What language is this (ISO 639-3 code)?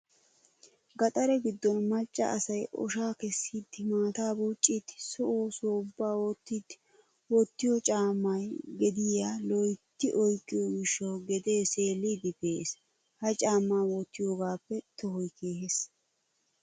wal